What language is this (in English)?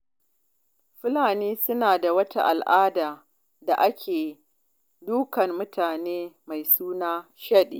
Hausa